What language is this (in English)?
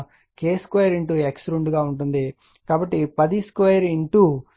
Telugu